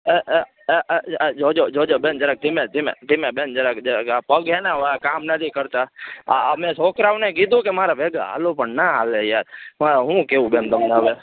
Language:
Gujarati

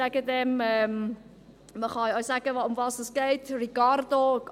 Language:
Swiss German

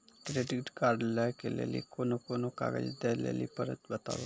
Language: Maithili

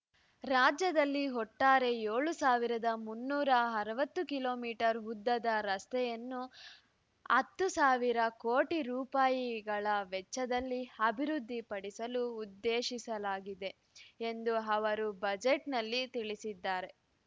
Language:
Kannada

